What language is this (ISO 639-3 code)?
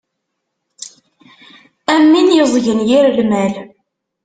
kab